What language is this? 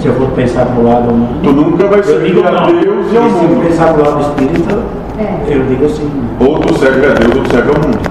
Portuguese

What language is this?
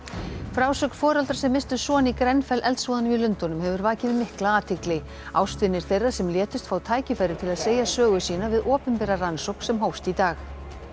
Icelandic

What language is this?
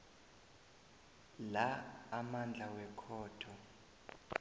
South Ndebele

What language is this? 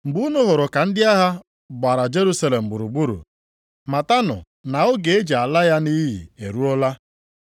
Igbo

